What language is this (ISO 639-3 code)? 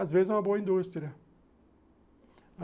por